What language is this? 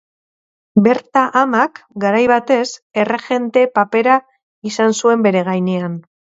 Basque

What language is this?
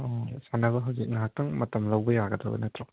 Manipuri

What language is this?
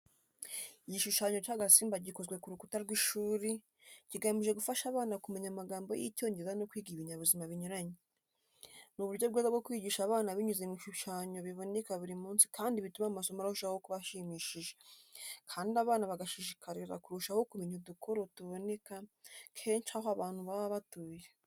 Kinyarwanda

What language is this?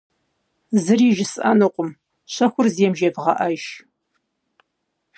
Kabardian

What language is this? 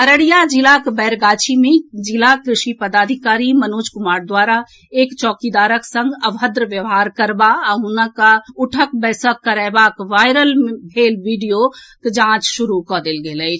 Maithili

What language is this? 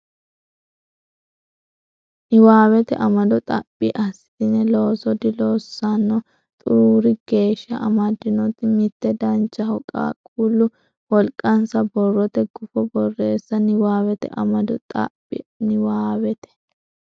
Sidamo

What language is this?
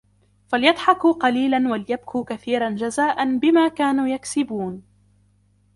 Arabic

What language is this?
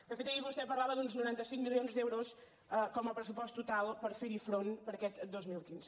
Catalan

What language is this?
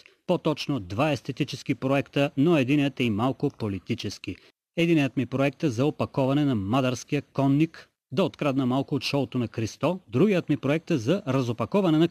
Bulgarian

